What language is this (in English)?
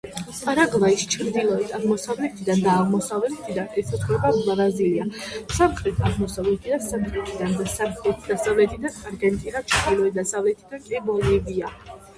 Georgian